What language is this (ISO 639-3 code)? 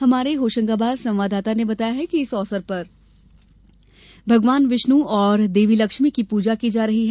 hin